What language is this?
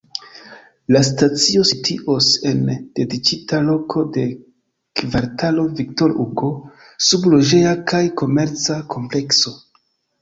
Esperanto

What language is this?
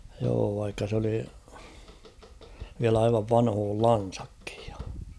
Finnish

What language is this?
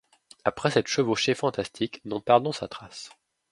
French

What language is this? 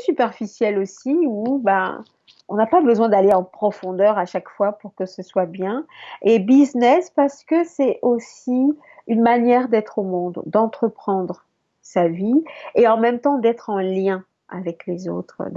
French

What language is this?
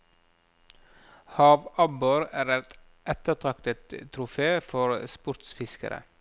Norwegian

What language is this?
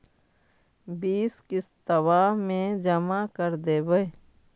Magahi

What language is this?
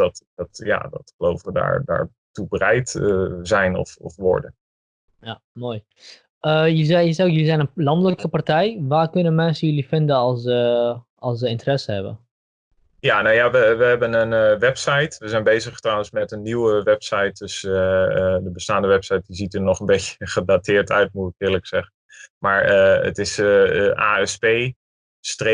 Dutch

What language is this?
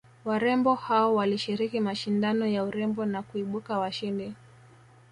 Swahili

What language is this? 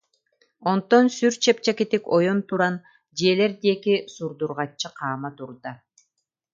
Yakut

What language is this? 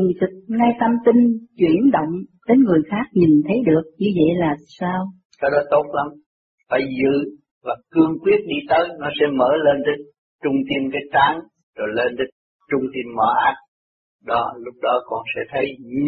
Vietnamese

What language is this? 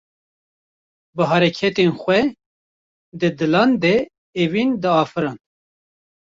Kurdish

